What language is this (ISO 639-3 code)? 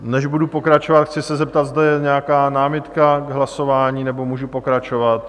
ces